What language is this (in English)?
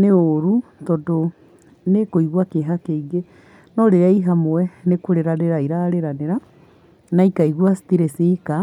Kikuyu